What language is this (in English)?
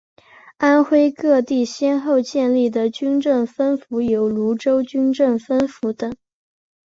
Chinese